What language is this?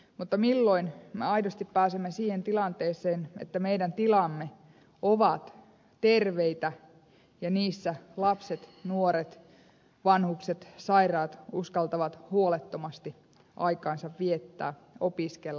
Finnish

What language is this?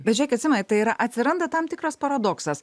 Lithuanian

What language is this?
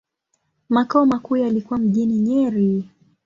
Swahili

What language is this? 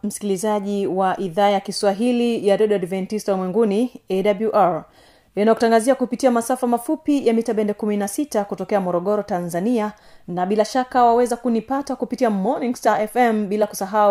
Swahili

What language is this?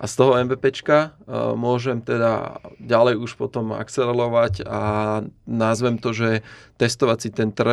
Slovak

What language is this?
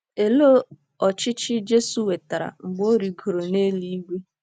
Igbo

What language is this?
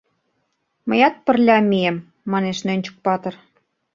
Mari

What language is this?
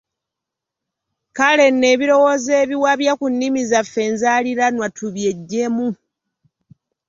Ganda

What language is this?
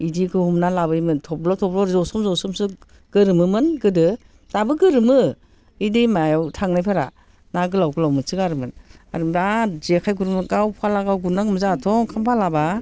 Bodo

